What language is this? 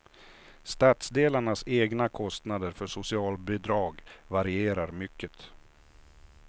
Swedish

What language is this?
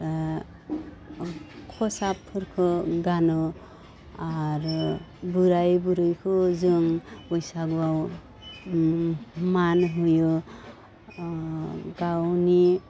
Bodo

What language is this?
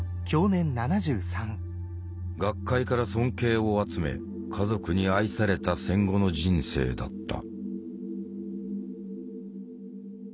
Japanese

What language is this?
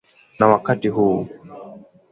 Swahili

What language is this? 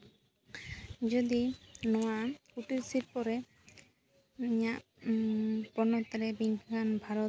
Santali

